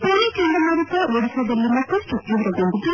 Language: Kannada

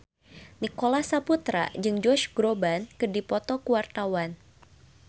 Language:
Sundanese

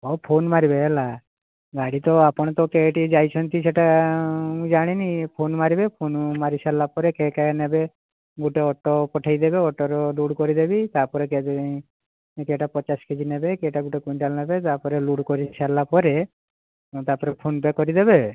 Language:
Odia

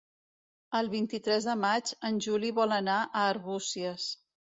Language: Catalan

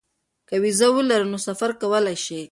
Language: Pashto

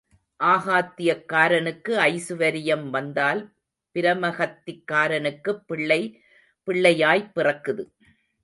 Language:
Tamil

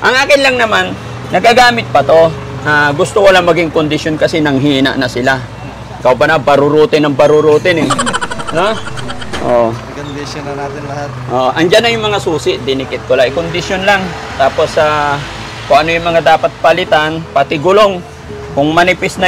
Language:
Filipino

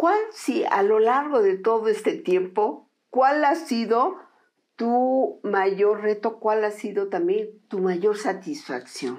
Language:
Spanish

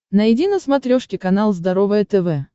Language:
Russian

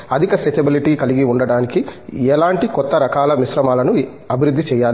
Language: Telugu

